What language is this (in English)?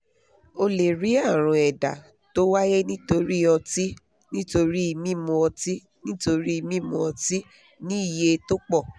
Yoruba